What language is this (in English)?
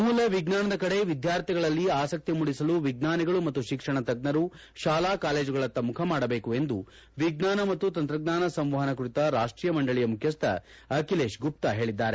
Kannada